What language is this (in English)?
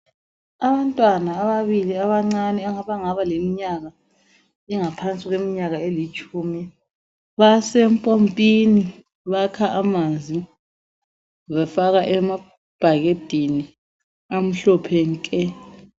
North Ndebele